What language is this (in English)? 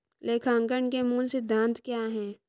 Hindi